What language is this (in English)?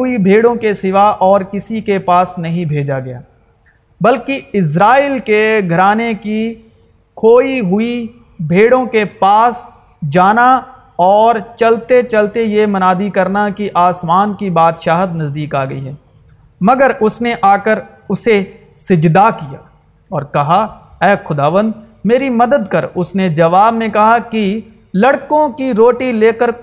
Urdu